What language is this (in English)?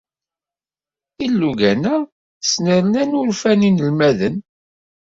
Kabyle